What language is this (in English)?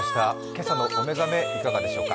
Japanese